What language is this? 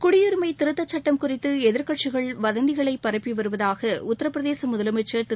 Tamil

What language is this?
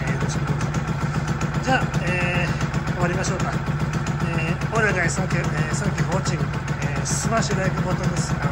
Japanese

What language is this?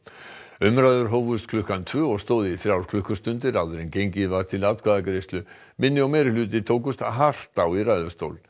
Icelandic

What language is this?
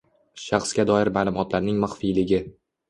Uzbek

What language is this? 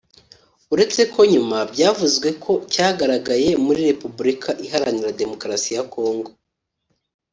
Kinyarwanda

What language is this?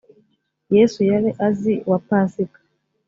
Kinyarwanda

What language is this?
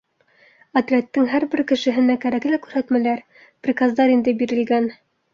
Bashkir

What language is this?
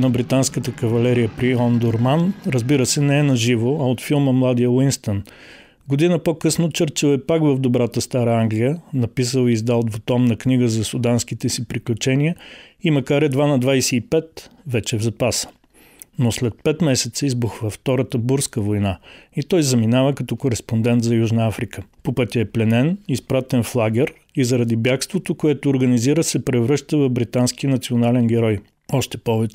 Bulgarian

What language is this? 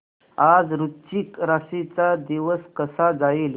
Marathi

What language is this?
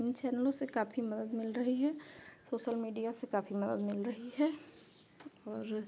Hindi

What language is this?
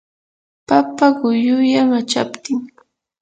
Yanahuanca Pasco Quechua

